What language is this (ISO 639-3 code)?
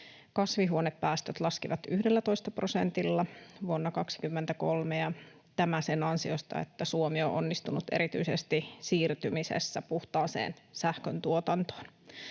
fin